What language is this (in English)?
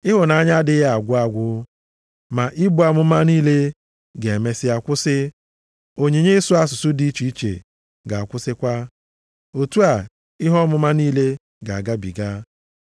Igbo